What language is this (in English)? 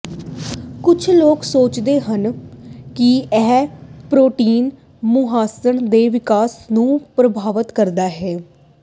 Punjabi